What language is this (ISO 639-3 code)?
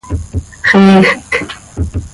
sei